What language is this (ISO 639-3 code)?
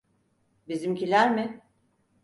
tur